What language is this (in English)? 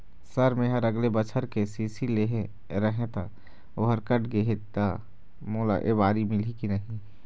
Chhattisgarhi